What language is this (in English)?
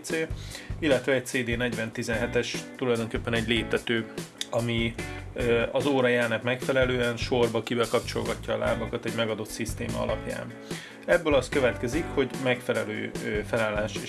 Hungarian